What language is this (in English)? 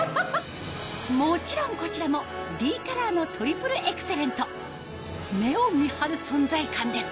Japanese